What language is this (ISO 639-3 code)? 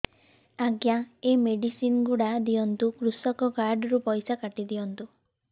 ori